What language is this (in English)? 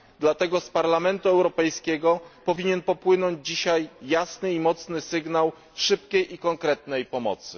Polish